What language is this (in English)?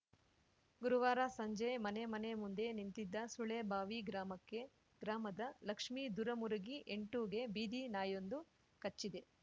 Kannada